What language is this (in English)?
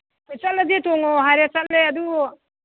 Manipuri